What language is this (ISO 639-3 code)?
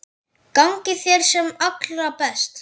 isl